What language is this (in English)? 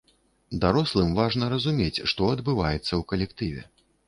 Belarusian